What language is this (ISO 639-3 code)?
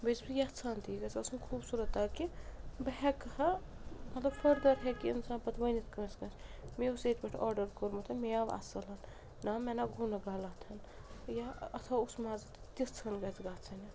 kas